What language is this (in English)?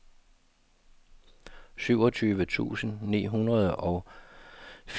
Danish